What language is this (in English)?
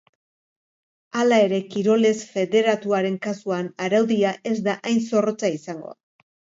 Basque